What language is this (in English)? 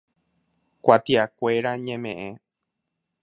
Guarani